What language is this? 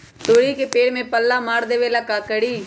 Magahi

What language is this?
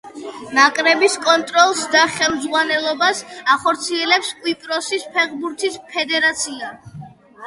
Georgian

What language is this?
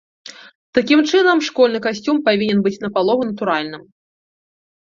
Belarusian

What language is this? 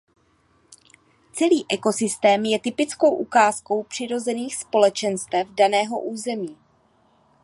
Czech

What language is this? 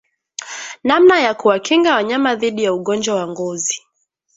Swahili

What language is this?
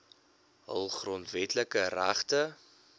Afrikaans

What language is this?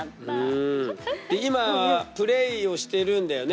Japanese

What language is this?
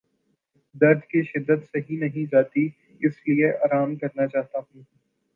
Urdu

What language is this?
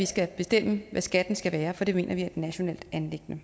Danish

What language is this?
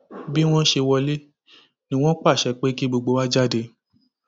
Yoruba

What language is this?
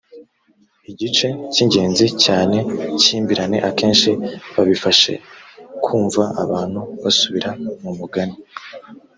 Kinyarwanda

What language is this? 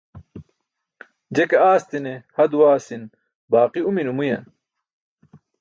Burushaski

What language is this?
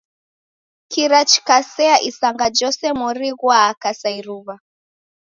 Taita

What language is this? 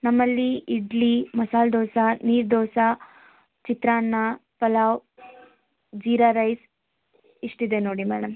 Kannada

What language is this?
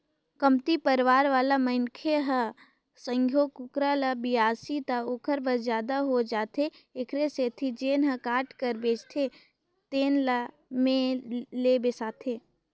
Chhattisgarhi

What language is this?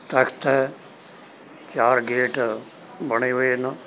Punjabi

